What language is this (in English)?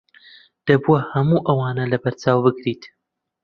Central Kurdish